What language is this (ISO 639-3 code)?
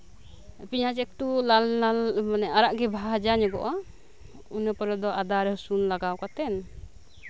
sat